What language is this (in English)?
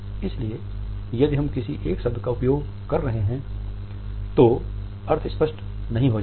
Hindi